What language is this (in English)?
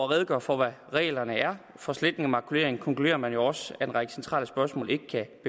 Danish